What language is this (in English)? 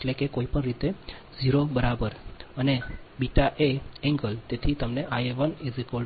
Gujarati